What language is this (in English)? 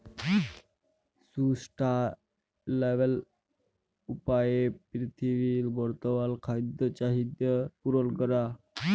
Bangla